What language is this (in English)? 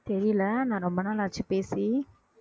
Tamil